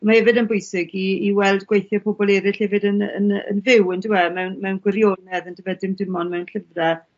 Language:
Welsh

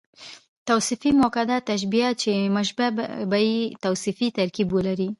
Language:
Pashto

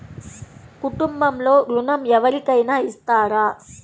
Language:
Telugu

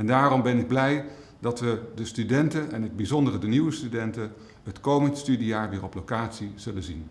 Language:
Dutch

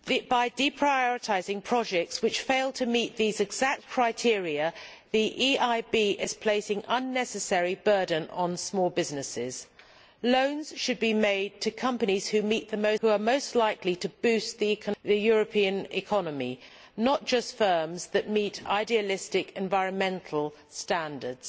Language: English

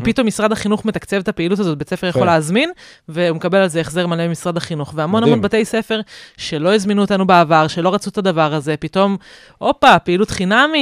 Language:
Hebrew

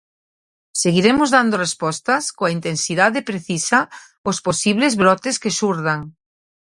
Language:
Galician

